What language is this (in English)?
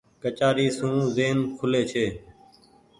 Goaria